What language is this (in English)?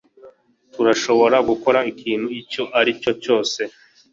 Kinyarwanda